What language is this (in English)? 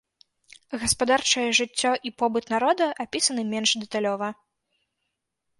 Belarusian